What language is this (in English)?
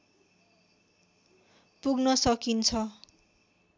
Nepali